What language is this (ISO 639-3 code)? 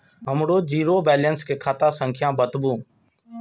mai